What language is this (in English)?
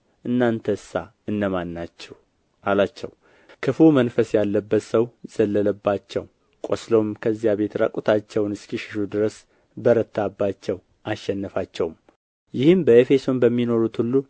Amharic